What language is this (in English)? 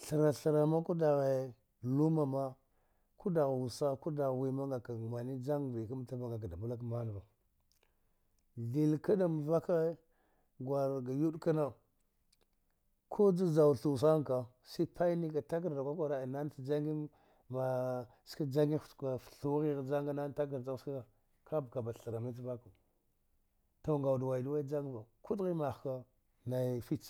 Dghwede